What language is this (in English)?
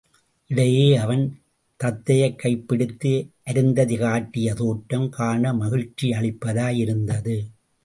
Tamil